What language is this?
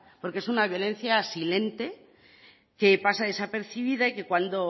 Spanish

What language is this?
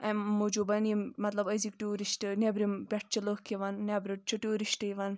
Kashmiri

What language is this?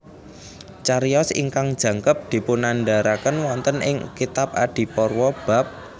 Javanese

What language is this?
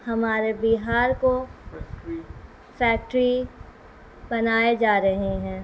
Urdu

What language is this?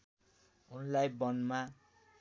Nepali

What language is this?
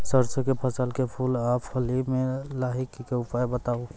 Maithili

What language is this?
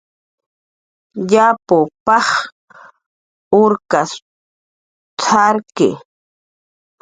Jaqaru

